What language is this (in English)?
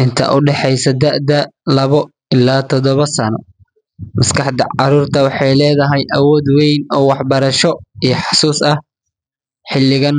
Somali